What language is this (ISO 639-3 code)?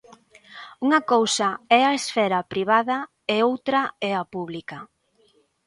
glg